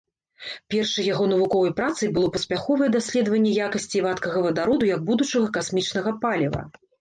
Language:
Belarusian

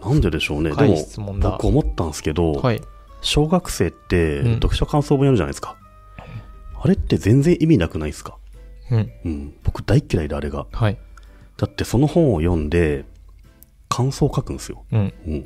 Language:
Japanese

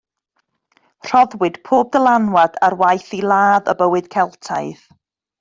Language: Welsh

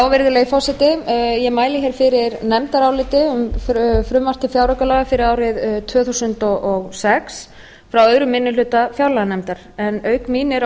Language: Icelandic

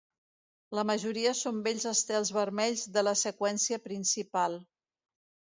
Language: Catalan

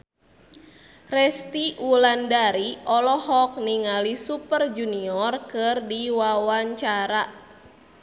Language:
Sundanese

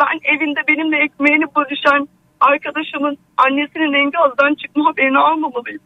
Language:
Turkish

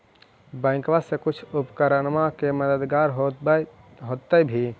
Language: Magahi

